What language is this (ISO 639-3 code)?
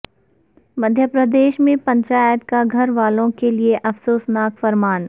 urd